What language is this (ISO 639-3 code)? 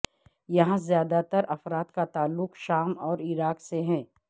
urd